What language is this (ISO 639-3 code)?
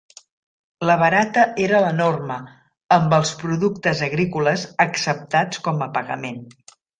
cat